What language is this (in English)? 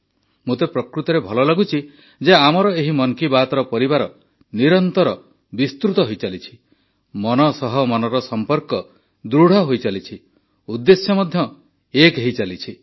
Odia